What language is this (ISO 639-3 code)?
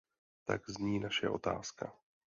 ces